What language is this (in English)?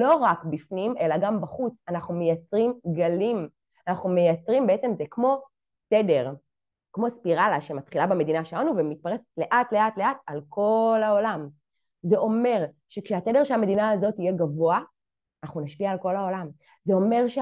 Hebrew